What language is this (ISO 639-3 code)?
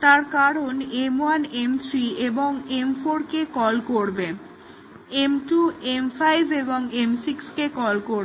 ben